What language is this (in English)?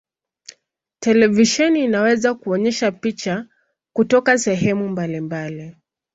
Swahili